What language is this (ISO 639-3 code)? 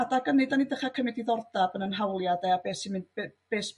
cym